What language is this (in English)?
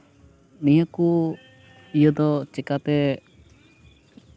Santali